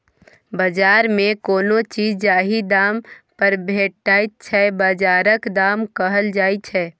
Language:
Maithili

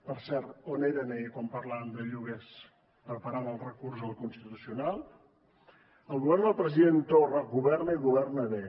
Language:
Catalan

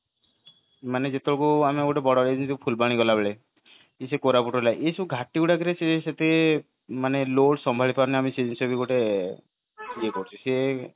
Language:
Odia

